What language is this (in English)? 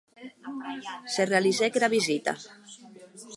Occitan